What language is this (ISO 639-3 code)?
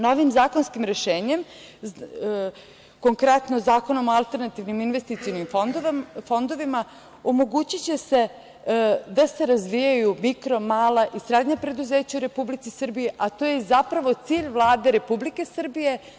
srp